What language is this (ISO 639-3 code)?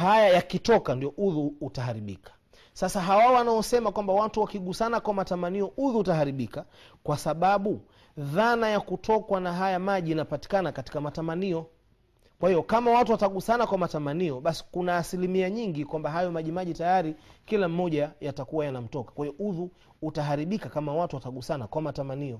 swa